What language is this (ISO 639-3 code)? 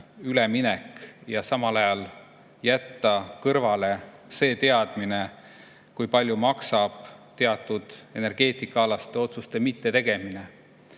est